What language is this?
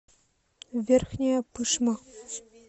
Russian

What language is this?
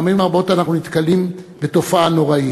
Hebrew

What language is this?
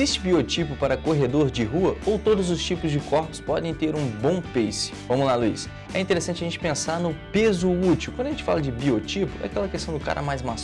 Portuguese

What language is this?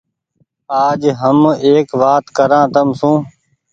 Goaria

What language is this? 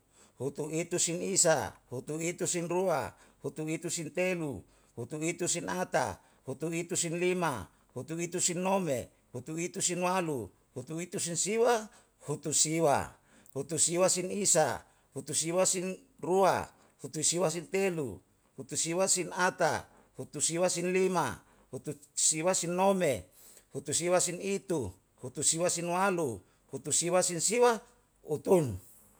Yalahatan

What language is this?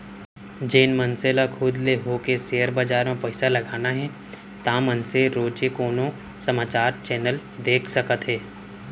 Chhattisgarhi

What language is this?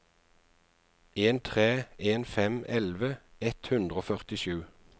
Norwegian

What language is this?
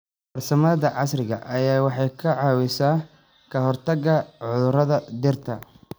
Somali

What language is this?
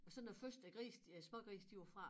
Danish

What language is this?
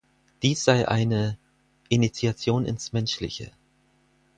German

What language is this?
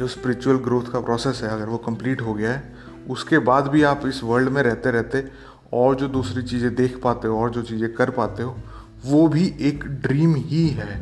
Hindi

